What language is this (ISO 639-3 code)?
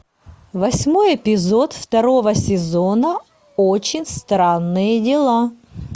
rus